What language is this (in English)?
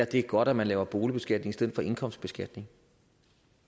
Danish